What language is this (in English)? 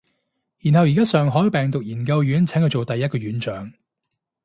Cantonese